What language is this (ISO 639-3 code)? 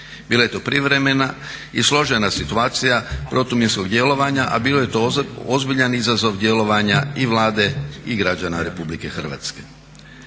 hrv